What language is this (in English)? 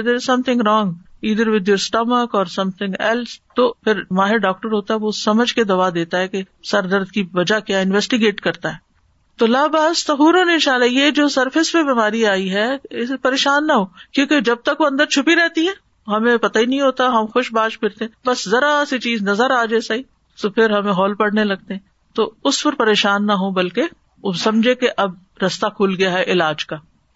Urdu